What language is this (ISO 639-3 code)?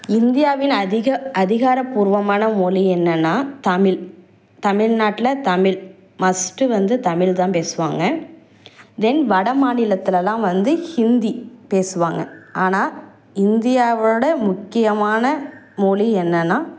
tam